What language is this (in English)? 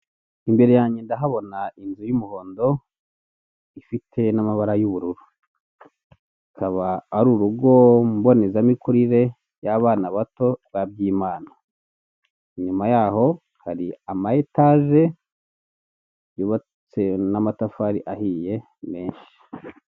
Kinyarwanda